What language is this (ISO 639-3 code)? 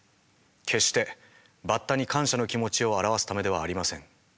jpn